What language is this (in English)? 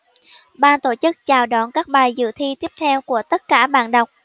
Vietnamese